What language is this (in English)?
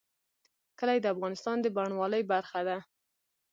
Pashto